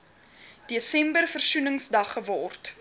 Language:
Afrikaans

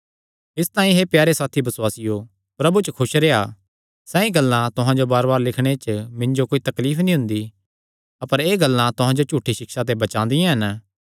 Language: Kangri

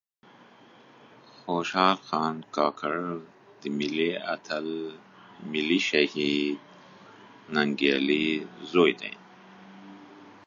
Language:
Pashto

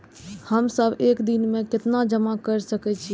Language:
Maithili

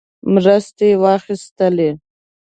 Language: Pashto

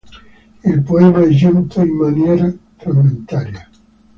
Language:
Italian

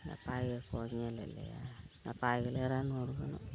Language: Santali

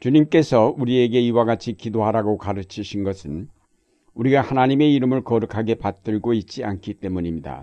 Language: Korean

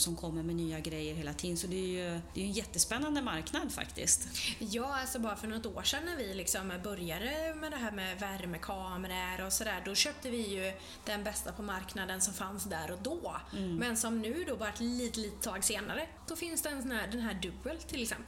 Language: Swedish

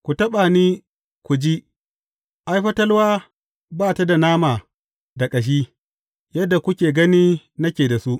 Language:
Hausa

